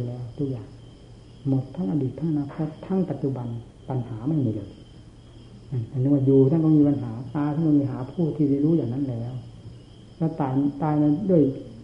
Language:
Thai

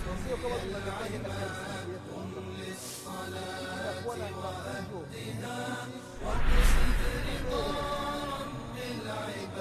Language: Swahili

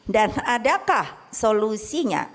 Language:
Indonesian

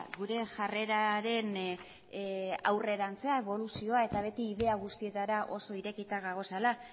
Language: Basque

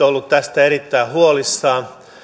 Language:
Finnish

